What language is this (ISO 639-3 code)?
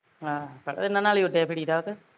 pan